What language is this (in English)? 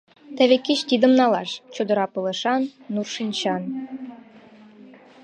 Mari